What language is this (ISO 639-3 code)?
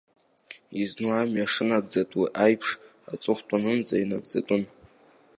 abk